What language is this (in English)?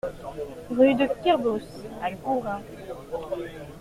French